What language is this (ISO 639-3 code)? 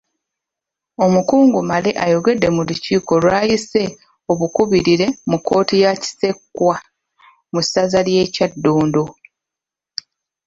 lug